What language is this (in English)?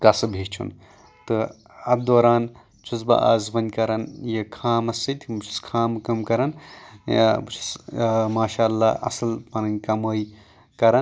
Kashmiri